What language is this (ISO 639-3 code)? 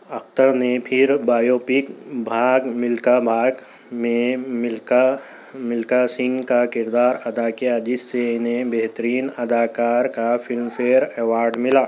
urd